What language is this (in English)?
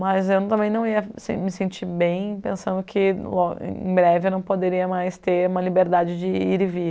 Portuguese